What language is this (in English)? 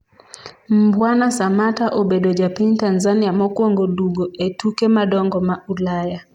Luo (Kenya and Tanzania)